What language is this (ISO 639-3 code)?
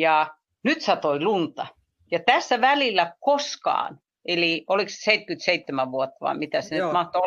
fin